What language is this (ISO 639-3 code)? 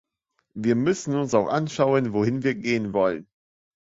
deu